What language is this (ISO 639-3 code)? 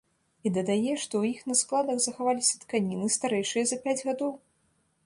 bel